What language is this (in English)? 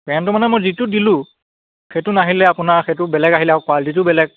Assamese